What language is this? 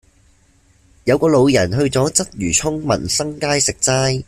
Cantonese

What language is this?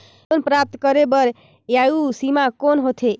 Chhattisgarhi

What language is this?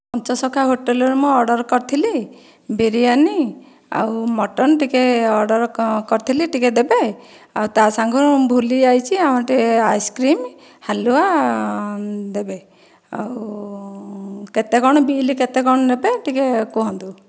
Odia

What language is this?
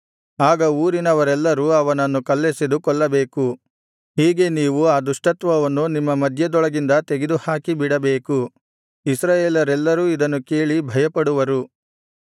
Kannada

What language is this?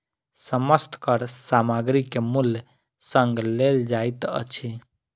Maithili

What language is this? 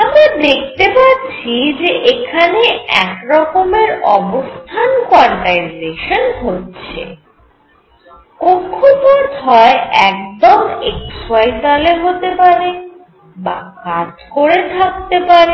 Bangla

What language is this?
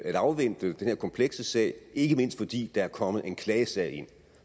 Danish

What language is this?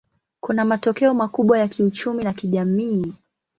Swahili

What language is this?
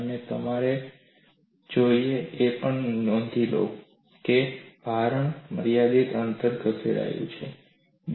Gujarati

